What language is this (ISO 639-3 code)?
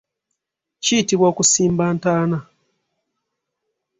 lug